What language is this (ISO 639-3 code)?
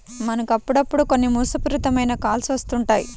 tel